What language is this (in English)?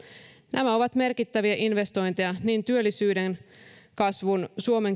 Finnish